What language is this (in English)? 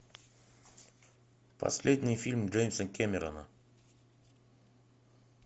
Russian